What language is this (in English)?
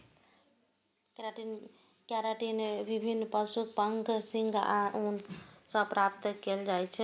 Maithili